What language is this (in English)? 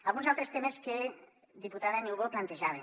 Catalan